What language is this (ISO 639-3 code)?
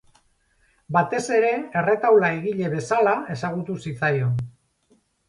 eus